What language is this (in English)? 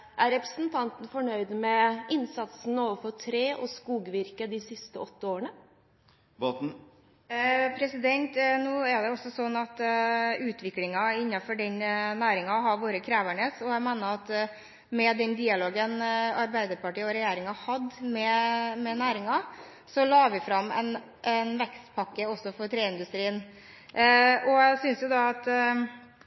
Norwegian Bokmål